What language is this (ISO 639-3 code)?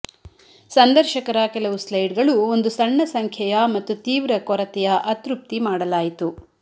kan